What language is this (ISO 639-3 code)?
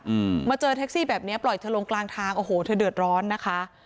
tha